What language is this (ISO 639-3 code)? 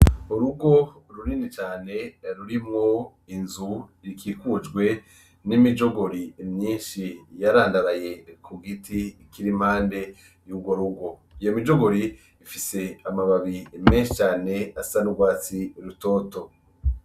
run